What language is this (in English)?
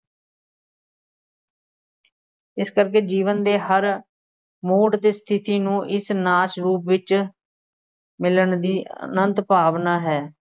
Punjabi